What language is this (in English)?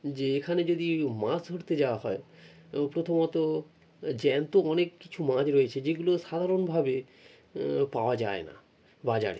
Bangla